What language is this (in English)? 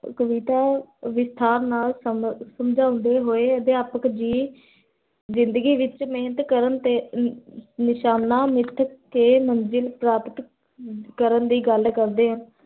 Punjabi